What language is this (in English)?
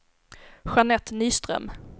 Swedish